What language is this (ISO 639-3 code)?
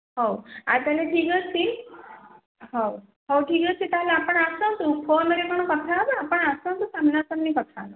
ori